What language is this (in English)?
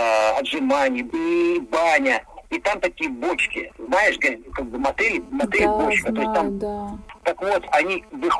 Russian